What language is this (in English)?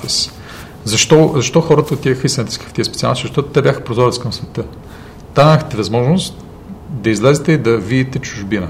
Bulgarian